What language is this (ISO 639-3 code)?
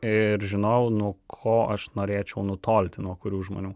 lit